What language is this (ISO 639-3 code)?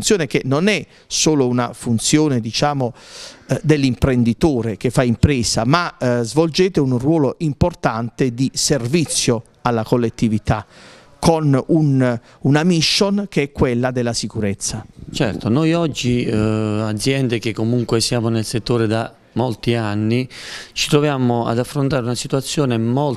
ita